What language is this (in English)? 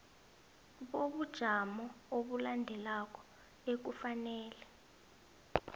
South Ndebele